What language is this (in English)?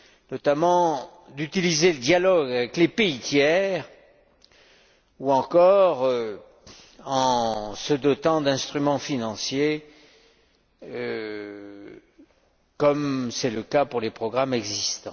French